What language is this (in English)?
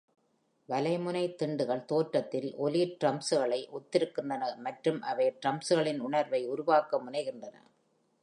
Tamil